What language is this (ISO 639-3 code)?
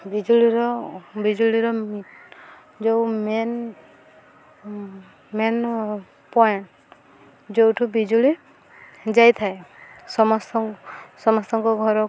ori